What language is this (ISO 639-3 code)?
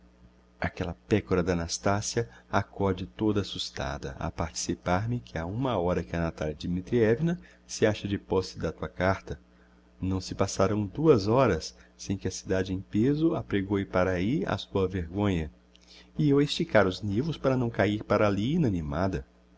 por